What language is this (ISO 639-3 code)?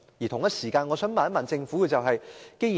yue